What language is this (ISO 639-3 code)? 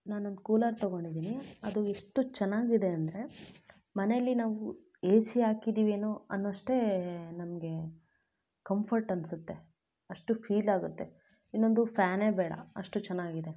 kan